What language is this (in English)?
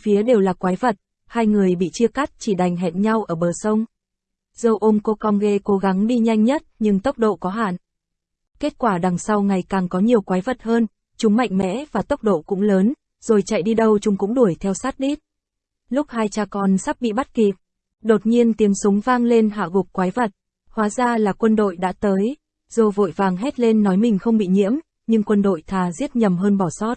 Vietnamese